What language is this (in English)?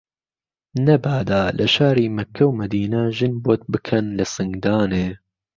Central Kurdish